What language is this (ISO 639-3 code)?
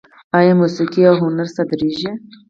pus